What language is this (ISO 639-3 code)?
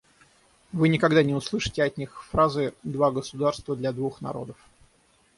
rus